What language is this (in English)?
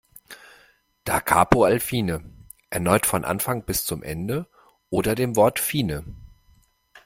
German